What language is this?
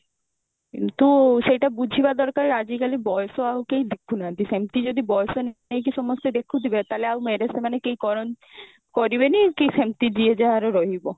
Odia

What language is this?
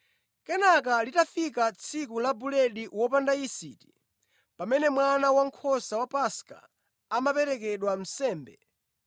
Nyanja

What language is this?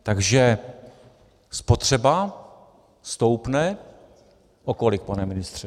Czech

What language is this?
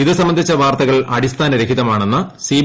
Malayalam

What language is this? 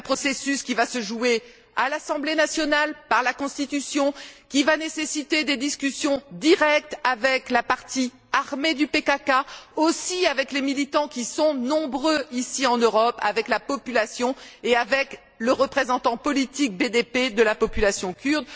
French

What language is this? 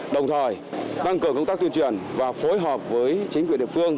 Vietnamese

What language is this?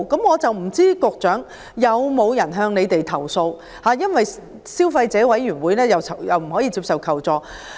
Cantonese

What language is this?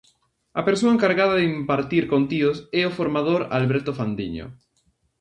Galician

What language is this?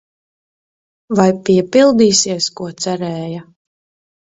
Latvian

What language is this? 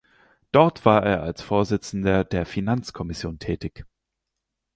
German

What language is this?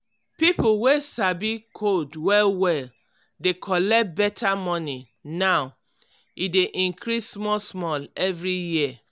Nigerian Pidgin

